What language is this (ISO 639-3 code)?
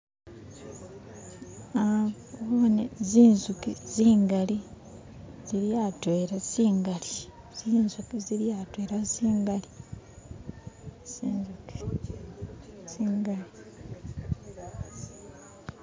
myx